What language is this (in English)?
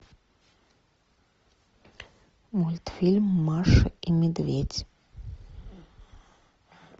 Russian